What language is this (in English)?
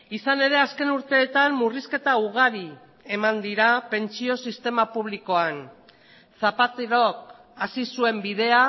Basque